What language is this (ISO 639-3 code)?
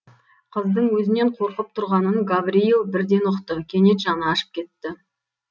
kaz